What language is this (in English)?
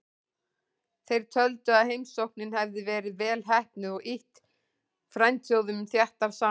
Icelandic